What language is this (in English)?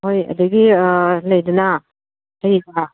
Manipuri